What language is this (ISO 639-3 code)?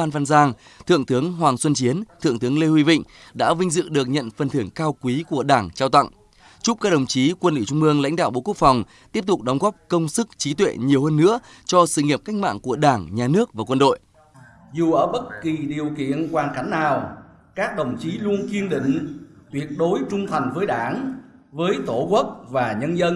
vie